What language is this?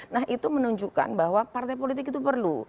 Indonesian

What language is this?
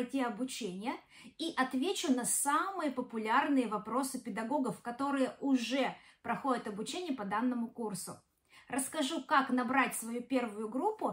Russian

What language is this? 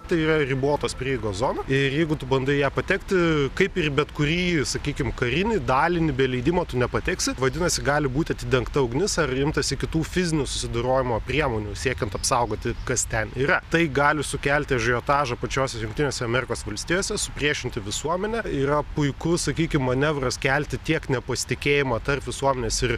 Lithuanian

